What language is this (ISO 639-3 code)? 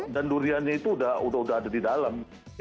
ind